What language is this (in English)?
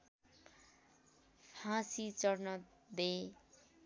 Nepali